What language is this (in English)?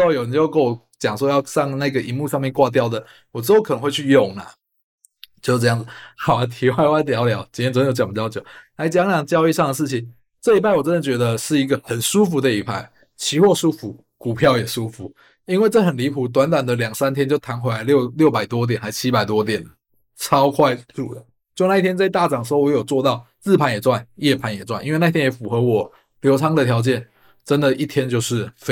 Chinese